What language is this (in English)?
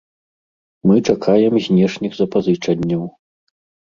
Belarusian